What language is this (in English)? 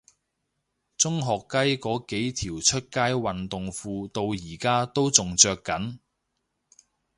Cantonese